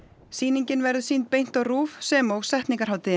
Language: Icelandic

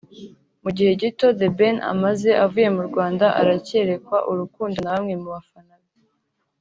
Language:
Kinyarwanda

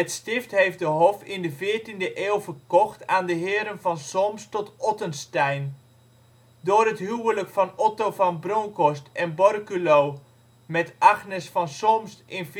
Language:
Dutch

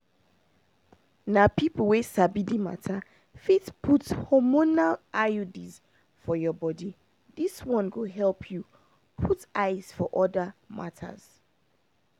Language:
Nigerian Pidgin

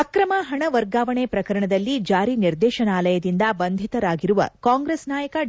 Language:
Kannada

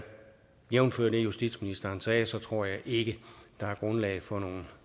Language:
Danish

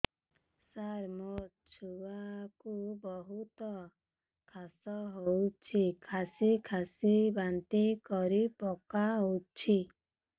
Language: Odia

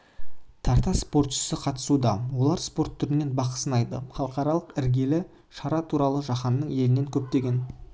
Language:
Kazakh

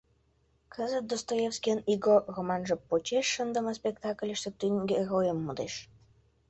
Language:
Mari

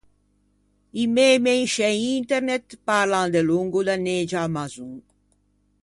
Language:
Ligurian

